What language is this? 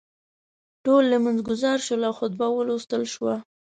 Pashto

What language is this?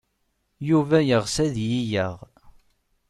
Kabyle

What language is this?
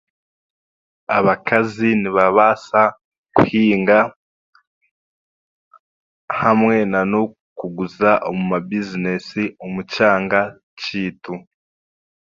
Chiga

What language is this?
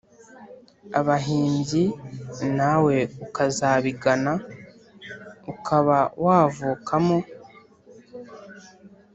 Kinyarwanda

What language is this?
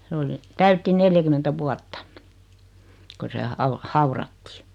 Finnish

